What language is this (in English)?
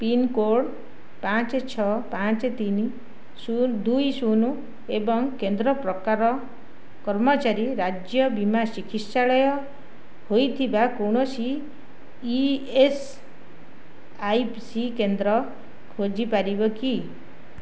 Odia